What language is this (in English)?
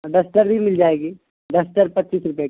Urdu